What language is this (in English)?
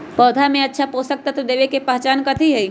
Magahi